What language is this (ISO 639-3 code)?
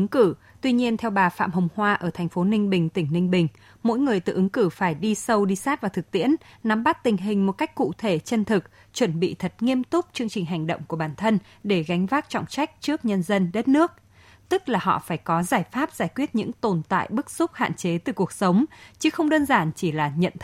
vie